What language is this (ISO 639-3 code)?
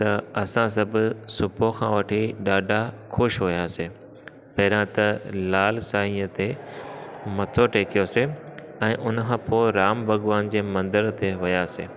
snd